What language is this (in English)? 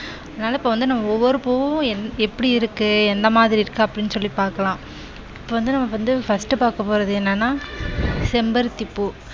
Tamil